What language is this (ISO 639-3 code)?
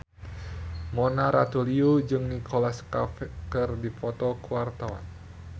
sun